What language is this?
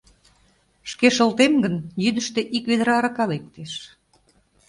Mari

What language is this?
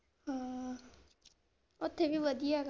Punjabi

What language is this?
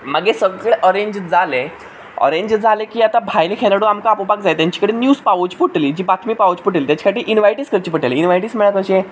Konkani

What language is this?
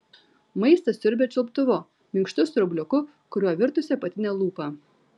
Lithuanian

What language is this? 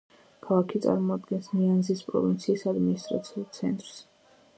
Georgian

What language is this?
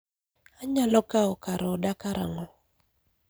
Luo (Kenya and Tanzania)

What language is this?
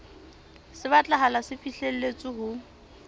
Southern Sotho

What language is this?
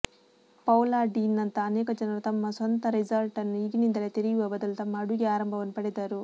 Kannada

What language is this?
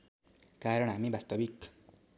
Nepali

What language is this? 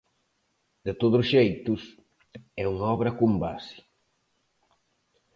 Galician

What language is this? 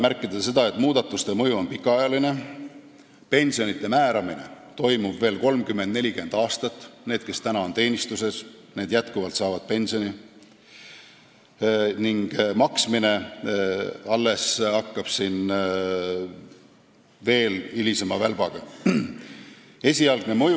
Estonian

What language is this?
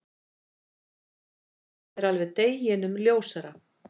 Icelandic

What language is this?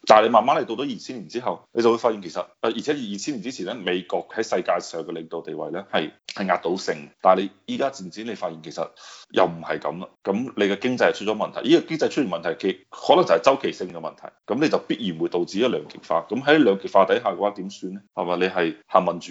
Chinese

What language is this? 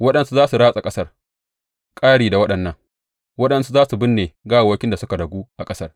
Hausa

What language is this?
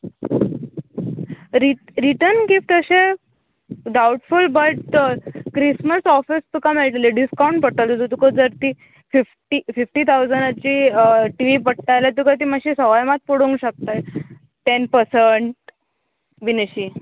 Konkani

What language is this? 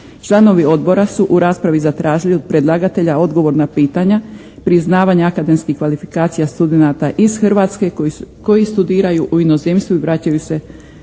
Croatian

